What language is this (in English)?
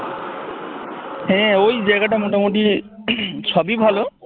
Bangla